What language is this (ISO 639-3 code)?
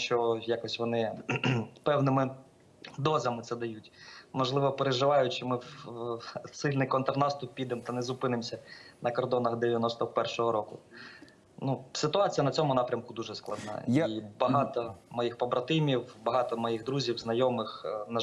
ukr